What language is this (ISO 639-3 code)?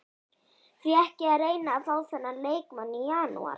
isl